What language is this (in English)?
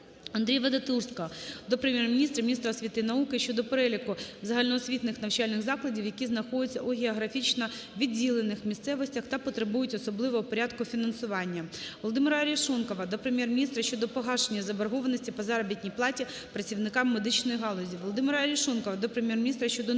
Ukrainian